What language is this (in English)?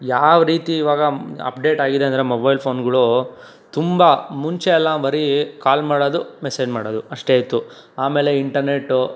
Kannada